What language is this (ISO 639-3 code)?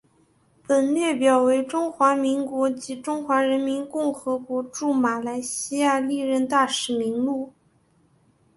zho